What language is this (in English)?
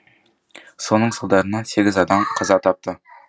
Kazakh